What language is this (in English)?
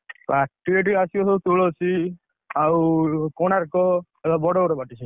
Odia